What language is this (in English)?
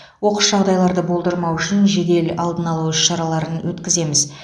Kazakh